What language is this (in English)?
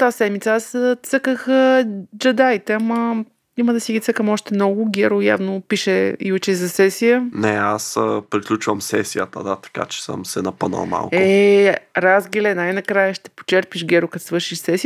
Bulgarian